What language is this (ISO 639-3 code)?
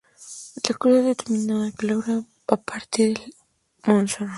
spa